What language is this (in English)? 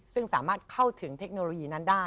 Thai